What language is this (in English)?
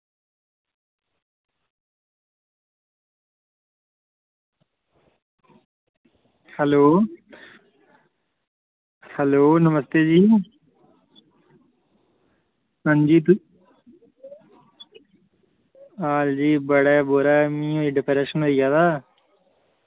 Dogri